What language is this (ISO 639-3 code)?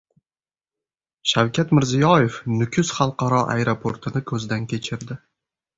uzb